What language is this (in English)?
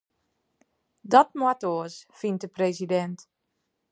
Western Frisian